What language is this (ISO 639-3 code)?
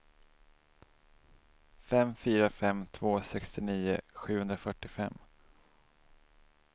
swe